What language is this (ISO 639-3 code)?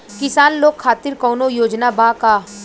bho